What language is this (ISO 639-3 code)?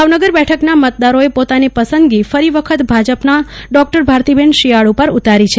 guj